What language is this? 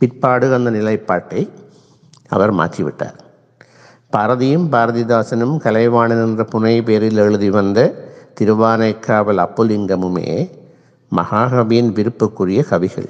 Tamil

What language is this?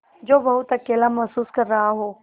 Hindi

